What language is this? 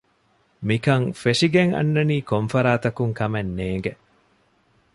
Divehi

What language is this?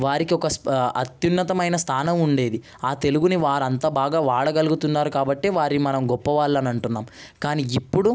Telugu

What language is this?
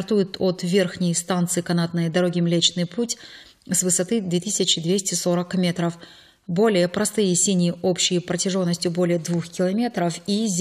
Russian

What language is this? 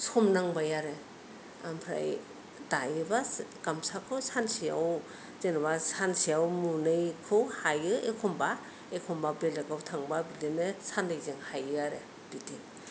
Bodo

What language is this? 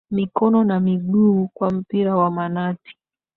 Swahili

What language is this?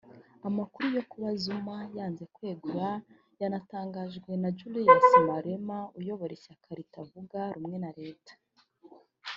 Kinyarwanda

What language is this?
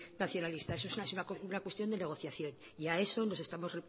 Spanish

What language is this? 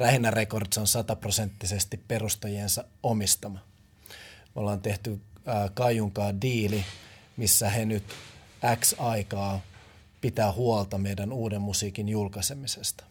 Finnish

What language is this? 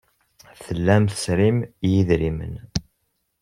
Kabyle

